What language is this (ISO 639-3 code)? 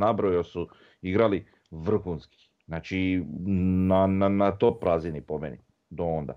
hrv